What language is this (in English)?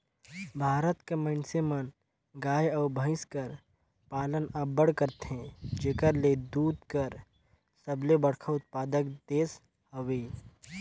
Chhattisgarhi